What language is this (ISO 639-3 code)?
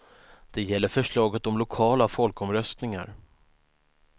swe